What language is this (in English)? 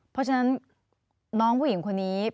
Thai